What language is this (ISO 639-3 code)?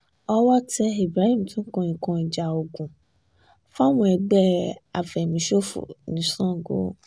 yor